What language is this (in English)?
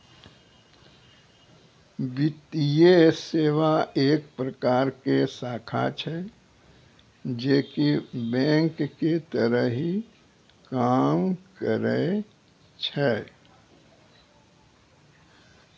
Maithili